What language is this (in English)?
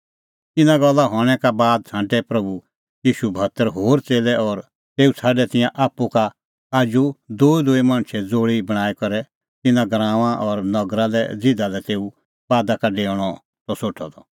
Kullu Pahari